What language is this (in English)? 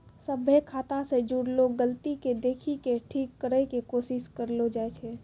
Maithili